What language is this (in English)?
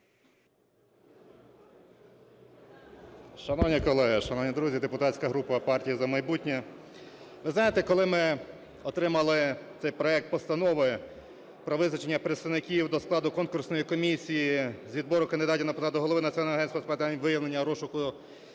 Ukrainian